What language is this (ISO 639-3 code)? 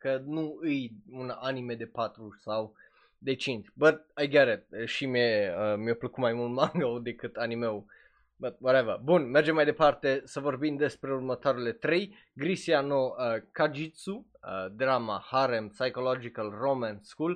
ron